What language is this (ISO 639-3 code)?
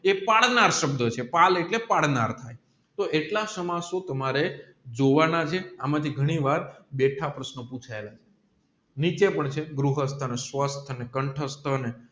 guj